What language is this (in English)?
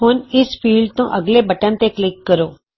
Punjabi